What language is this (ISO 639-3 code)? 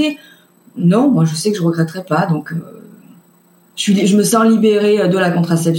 fra